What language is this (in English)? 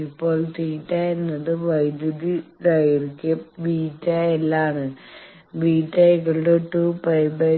Malayalam